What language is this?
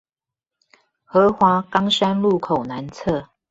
Chinese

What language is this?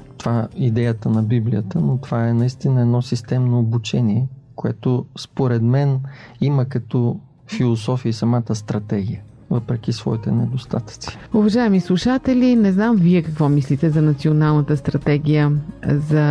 Bulgarian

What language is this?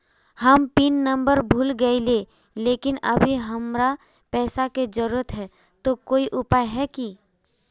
Magahi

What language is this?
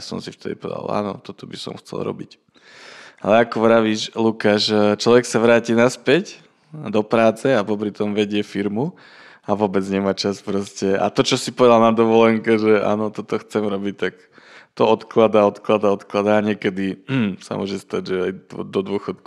Slovak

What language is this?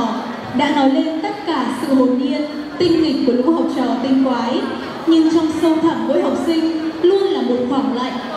Vietnamese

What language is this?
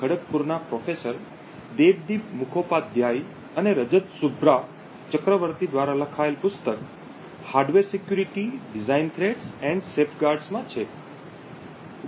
Gujarati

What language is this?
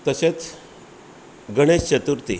Konkani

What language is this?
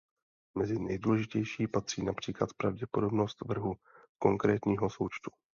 Czech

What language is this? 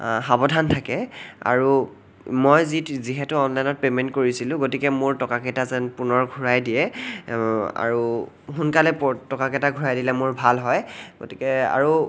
Assamese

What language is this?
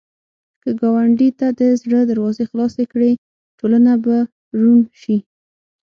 Pashto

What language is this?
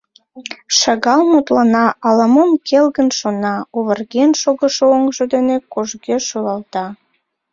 Mari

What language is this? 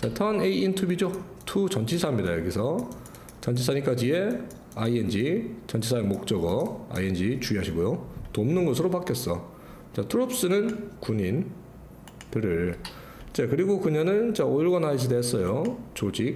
Korean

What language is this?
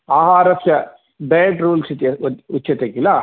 Sanskrit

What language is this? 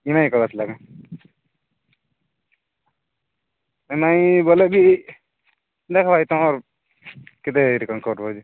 Odia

